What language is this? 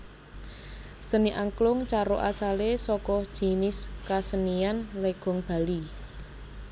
Javanese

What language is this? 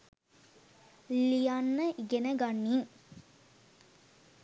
Sinhala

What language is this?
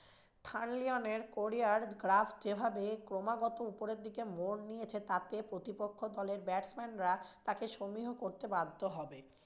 Bangla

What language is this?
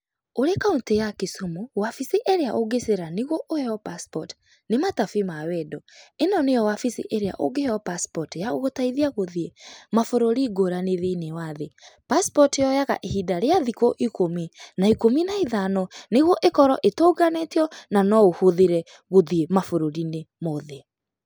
Kikuyu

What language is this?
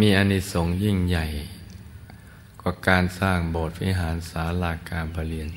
Thai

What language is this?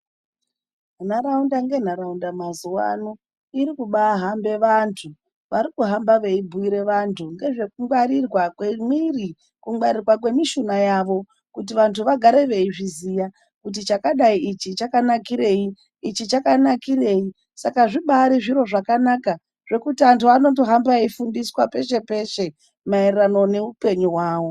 Ndau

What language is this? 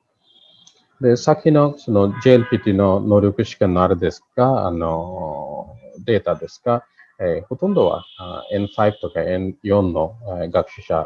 Japanese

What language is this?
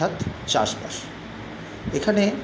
Bangla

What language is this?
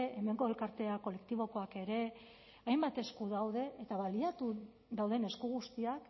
Basque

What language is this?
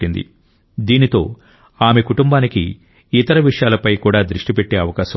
Telugu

